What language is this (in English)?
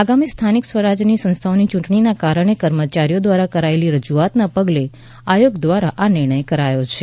Gujarati